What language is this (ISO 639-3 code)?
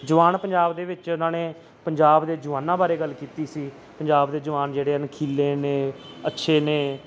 pan